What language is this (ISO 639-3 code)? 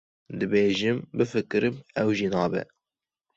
kur